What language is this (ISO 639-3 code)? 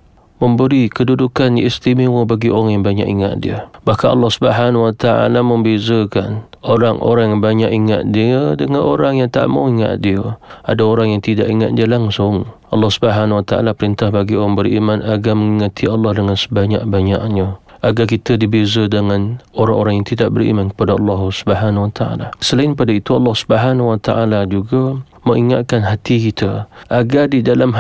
msa